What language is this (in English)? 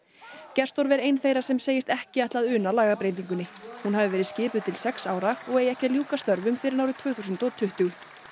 Icelandic